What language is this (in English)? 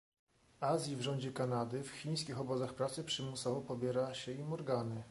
Polish